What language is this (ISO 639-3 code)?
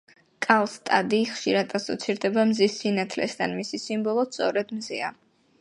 kat